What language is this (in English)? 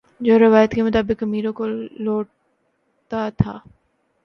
Urdu